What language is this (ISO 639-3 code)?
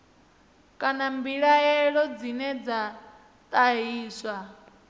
ven